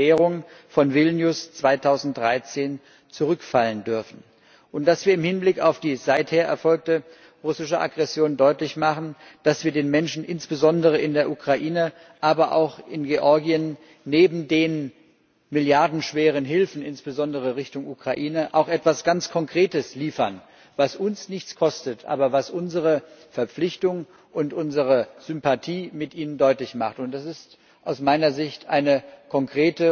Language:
German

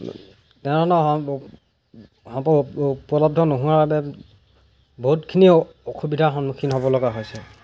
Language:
Assamese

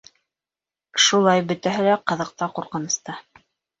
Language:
Bashkir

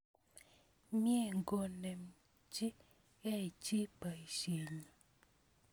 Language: Kalenjin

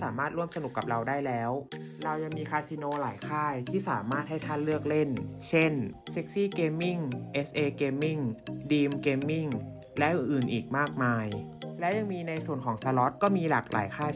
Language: Thai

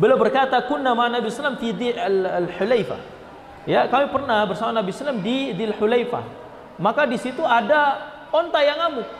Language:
Indonesian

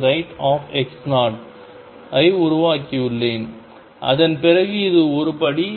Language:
Tamil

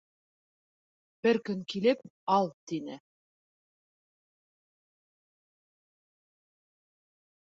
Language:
Bashkir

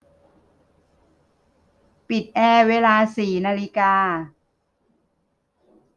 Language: Thai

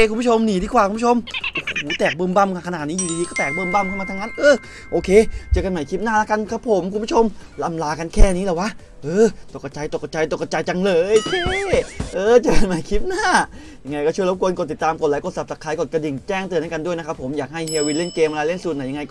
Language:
Thai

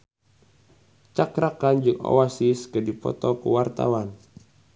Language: Sundanese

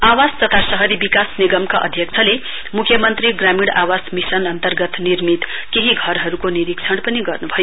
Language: Nepali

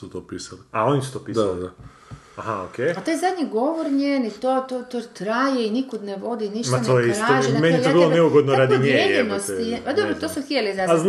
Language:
Croatian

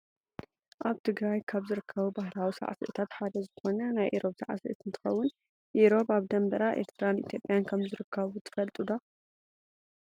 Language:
Tigrinya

